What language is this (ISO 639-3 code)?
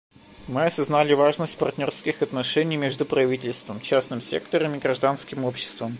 rus